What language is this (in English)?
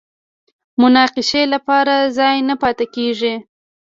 Pashto